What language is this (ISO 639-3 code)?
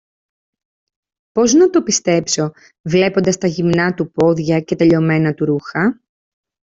ell